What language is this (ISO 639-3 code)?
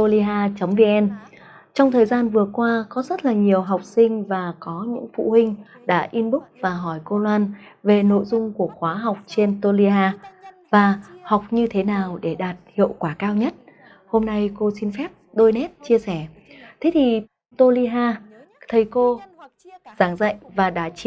vie